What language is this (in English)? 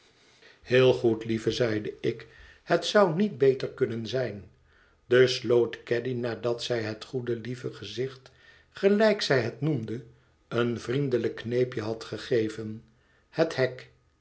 Dutch